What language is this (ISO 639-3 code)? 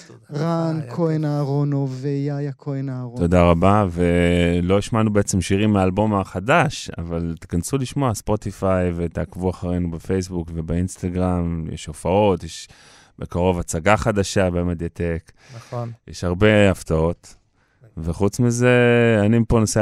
heb